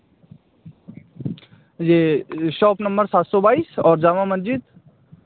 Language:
Hindi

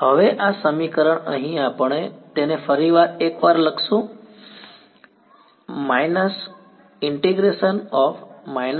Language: Gujarati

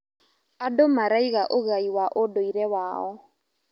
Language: Kikuyu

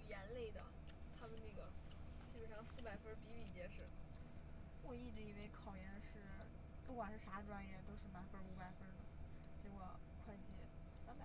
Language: Chinese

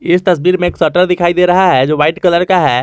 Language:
Hindi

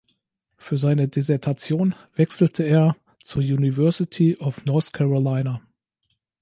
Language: German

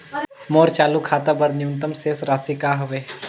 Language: Chhattisgarhi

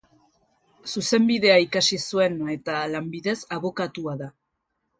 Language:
Basque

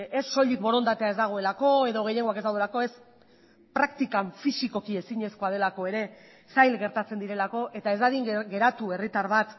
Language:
Basque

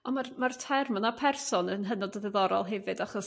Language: Welsh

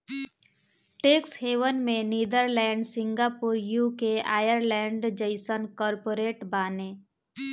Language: Bhojpuri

